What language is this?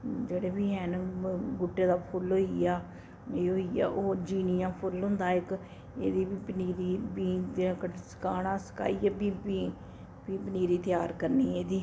Dogri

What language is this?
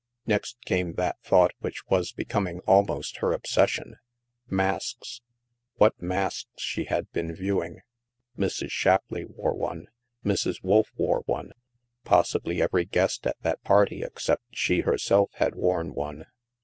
English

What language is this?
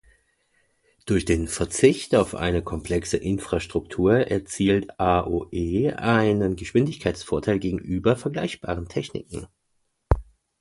German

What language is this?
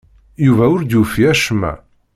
Kabyle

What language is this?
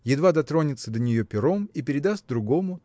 Russian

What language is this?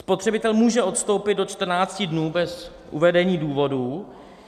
Czech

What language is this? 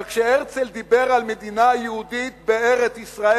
Hebrew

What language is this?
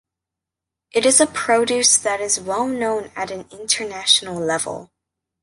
English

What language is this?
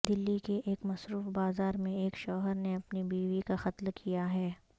Urdu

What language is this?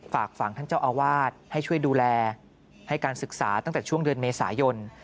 Thai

